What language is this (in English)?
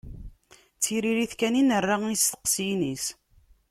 Kabyle